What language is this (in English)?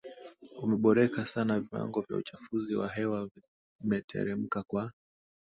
Swahili